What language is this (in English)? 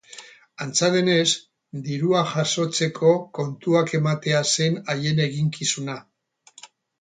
Basque